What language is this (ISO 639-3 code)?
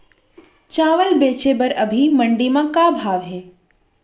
hne